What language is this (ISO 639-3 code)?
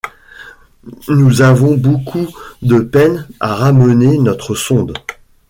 fra